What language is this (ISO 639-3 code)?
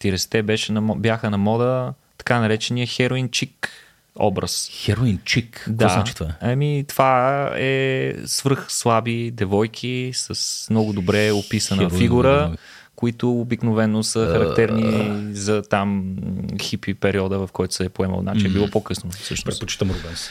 bul